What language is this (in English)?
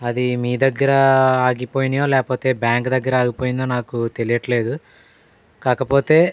Telugu